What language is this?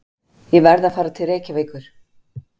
Icelandic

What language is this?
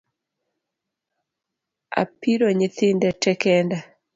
Luo (Kenya and Tanzania)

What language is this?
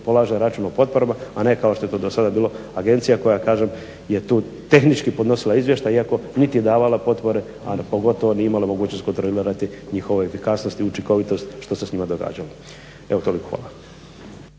Croatian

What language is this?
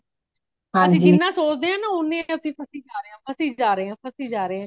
Punjabi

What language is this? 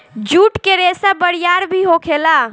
Bhojpuri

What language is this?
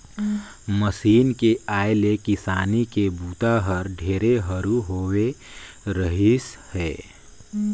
Chhattisgarhi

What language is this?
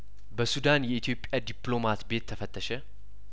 Amharic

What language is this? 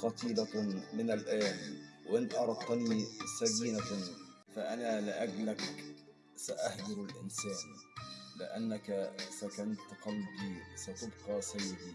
Arabic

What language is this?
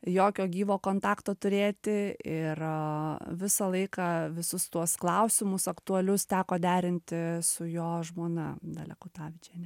Lithuanian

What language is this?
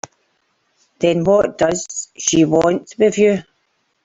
English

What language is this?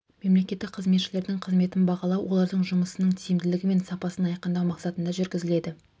Kazakh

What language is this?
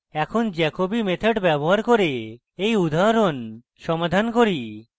Bangla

